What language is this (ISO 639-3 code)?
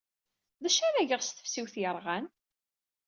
kab